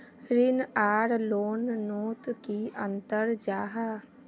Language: Magahi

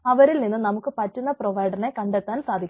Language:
Malayalam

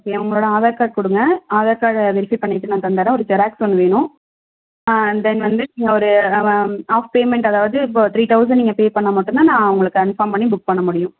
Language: Tamil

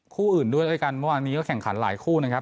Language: Thai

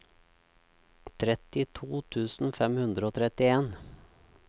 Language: Norwegian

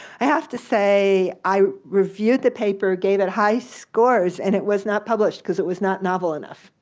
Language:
English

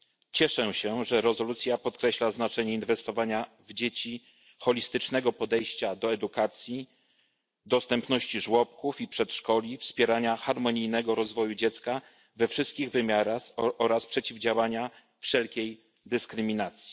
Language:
Polish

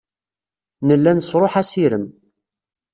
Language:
Kabyle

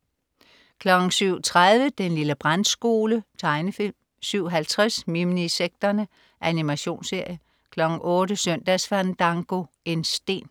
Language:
Danish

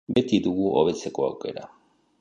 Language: Basque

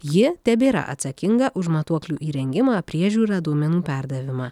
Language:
Lithuanian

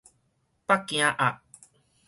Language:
Min Nan Chinese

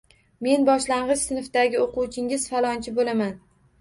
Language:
Uzbek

